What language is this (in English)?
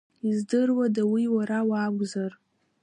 Abkhazian